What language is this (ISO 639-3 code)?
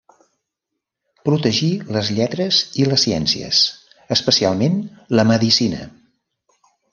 cat